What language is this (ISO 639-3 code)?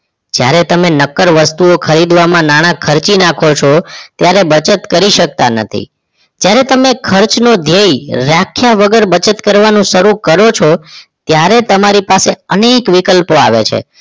guj